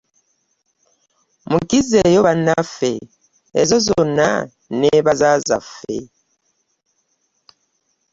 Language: Ganda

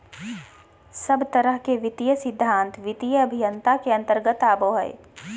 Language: Magahi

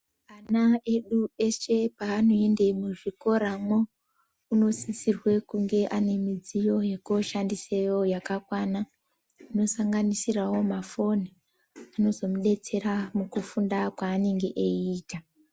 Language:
Ndau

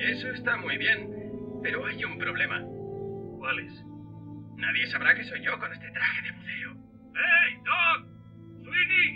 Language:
Spanish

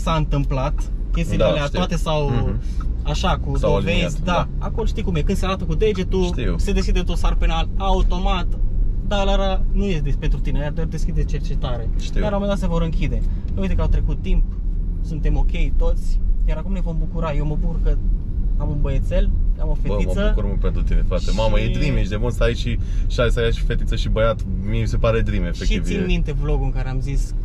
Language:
Romanian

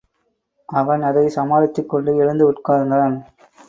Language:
Tamil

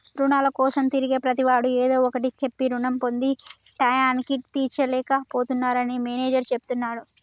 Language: Telugu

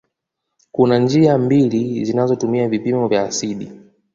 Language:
Swahili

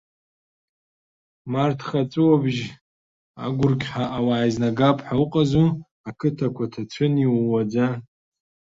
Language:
Abkhazian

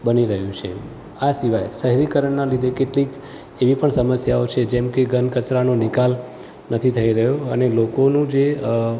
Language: Gujarati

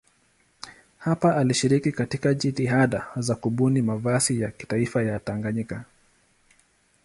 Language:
Swahili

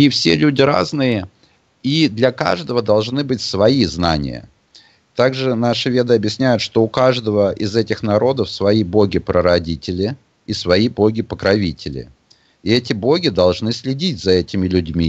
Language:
Russian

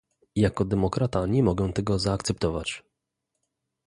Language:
Polish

